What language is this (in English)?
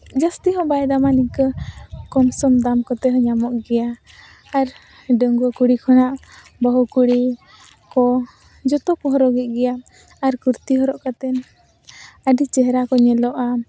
Santali